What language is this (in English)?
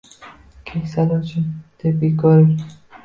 Uzbek